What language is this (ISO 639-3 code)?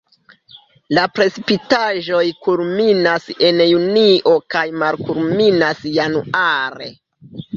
epo